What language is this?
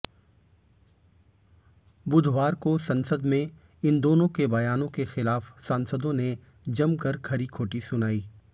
Hindi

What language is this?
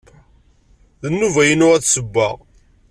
Kabyle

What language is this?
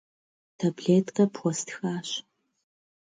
Kabardian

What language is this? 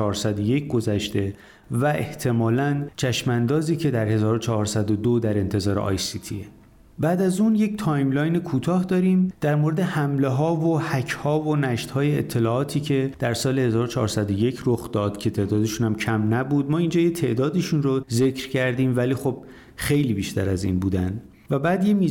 Persian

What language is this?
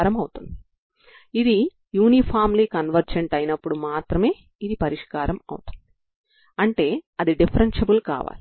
Telugu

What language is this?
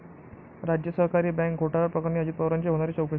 Marathi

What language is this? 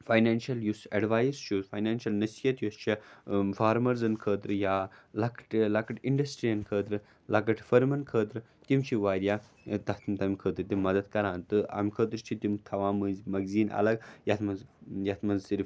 Kashmiri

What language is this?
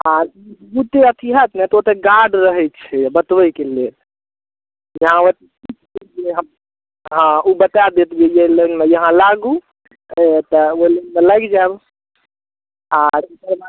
Maithili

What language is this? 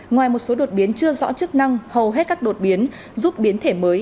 Vietnamese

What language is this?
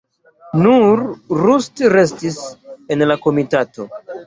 Esperanto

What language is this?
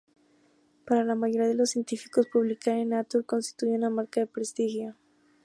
Spanish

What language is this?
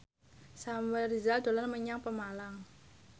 Javanese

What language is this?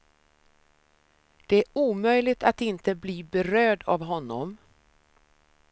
Swedish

